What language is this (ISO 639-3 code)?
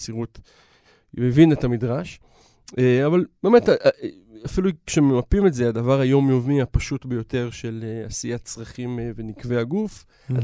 heb